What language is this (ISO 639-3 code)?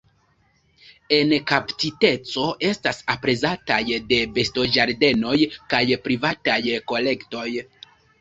epo